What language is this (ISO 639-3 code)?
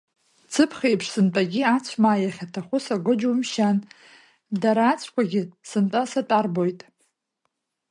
abk